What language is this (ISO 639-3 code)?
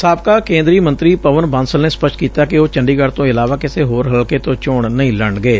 pan